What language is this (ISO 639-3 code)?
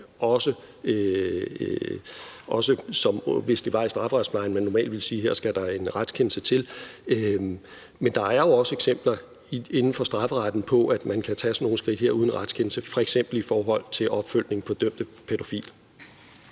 dan